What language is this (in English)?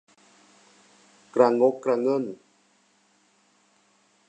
Thai